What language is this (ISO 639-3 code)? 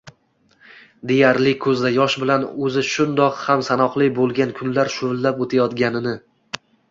uzb